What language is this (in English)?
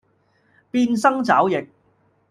Cantonese